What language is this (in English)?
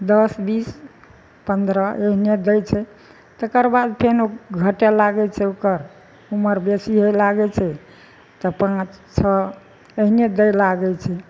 Maithili